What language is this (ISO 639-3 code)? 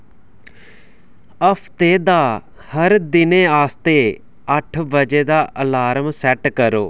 doi